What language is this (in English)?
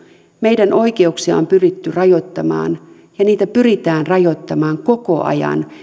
Finnish